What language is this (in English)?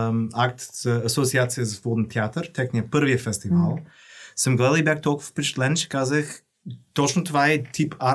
Bulgarian